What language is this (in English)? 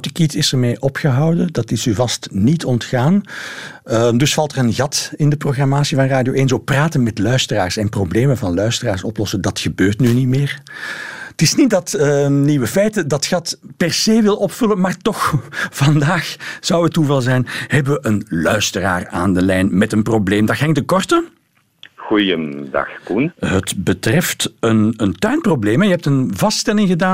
Dutch